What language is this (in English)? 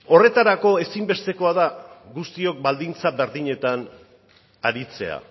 Basque